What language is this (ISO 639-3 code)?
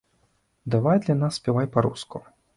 bel